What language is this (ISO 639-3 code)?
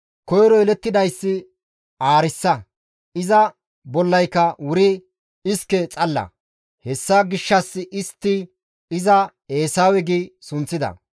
gmv